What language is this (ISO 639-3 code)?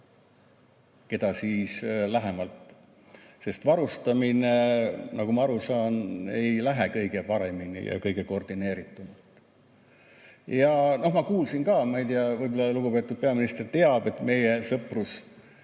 est